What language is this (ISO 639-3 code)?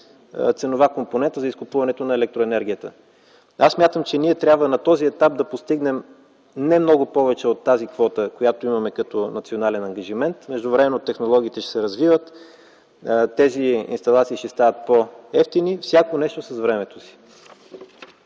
bul